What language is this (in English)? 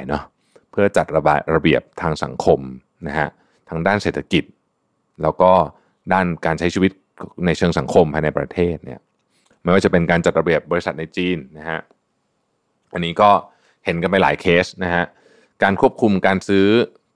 Thai